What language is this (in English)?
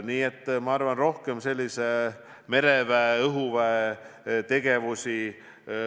Estonian